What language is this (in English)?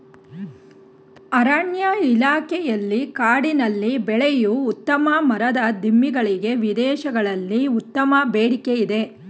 Kannada